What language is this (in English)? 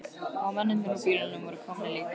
Icelandic